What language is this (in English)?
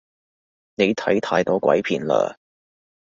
Cantonese